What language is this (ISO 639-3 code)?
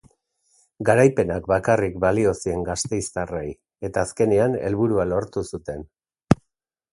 eus